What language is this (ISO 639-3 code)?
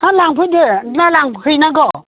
brx